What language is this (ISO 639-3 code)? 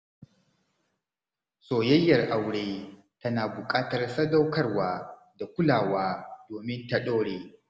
hau